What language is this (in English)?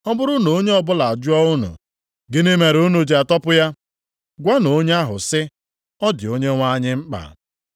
Igbo